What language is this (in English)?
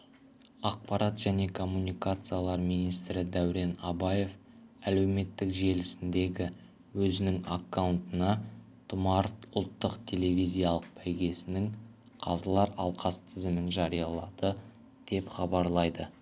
Kazakh